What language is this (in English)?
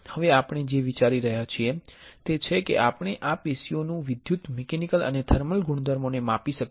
Gujarati